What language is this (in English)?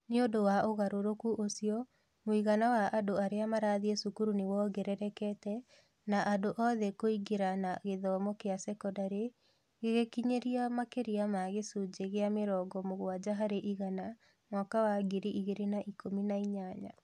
Kikuyu